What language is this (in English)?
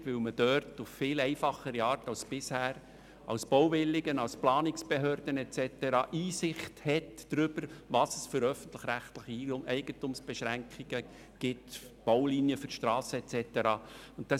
Swiss German